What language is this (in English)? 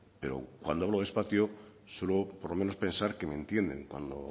Spanish